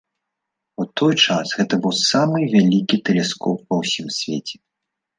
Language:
Belarusian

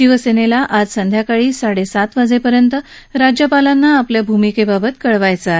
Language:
Marathi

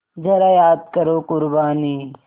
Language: Hindi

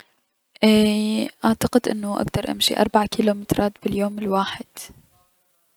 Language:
Mesopotamian Arabic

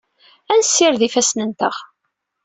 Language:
Kabyle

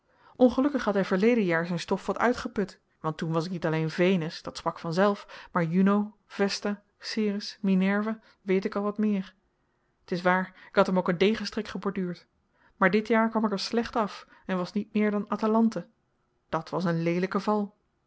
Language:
Dutch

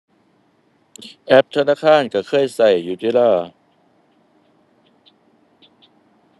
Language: Thai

